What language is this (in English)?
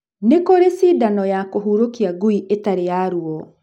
Kikuyu